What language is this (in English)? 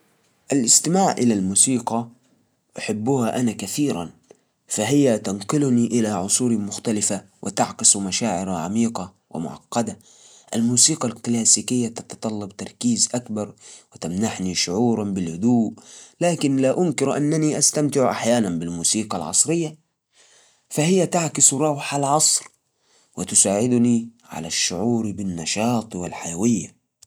Najdi Arabic